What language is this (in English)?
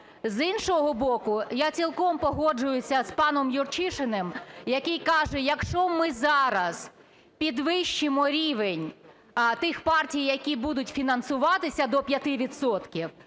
Ukrainian